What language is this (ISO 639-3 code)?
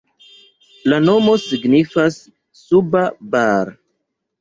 epo